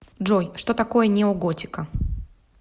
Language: Russian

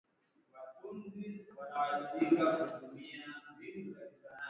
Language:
Swahili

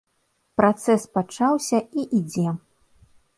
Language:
Belarusian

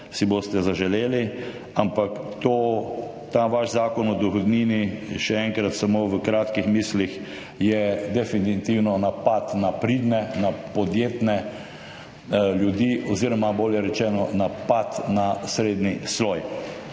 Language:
Slovenian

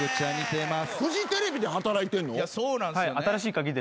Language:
Japanese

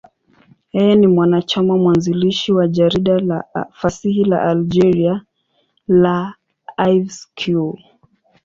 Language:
Swahili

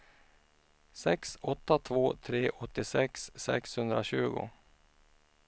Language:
Swedish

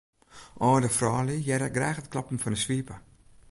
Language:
Western Frisian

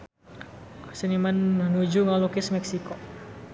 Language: Sundanese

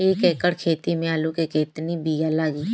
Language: Bhojpuri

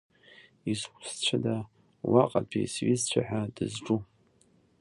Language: Abkhazian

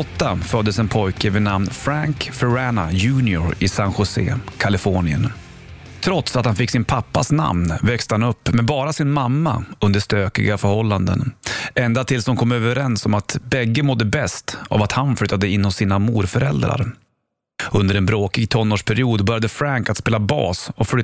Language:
Swedish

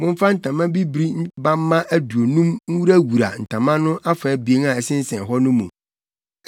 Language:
Akan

